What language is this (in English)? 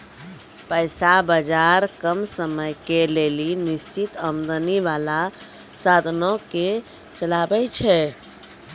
Maithili